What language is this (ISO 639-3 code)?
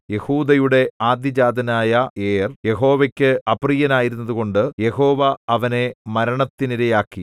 mal